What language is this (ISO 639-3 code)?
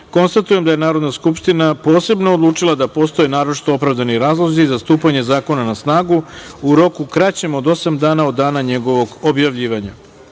srp